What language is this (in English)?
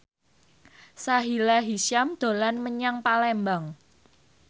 Javanese